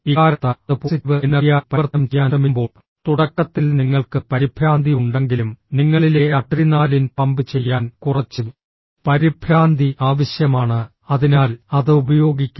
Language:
Malayalam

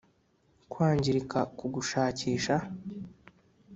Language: Kinyarwanda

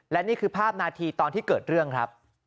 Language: Thai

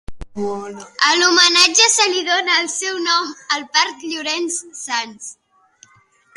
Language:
Catalan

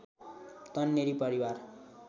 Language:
Nepali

